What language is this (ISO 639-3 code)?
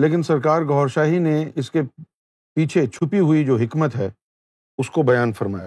urd